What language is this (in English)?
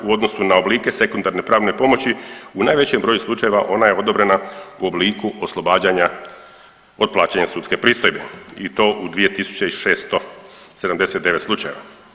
Croatian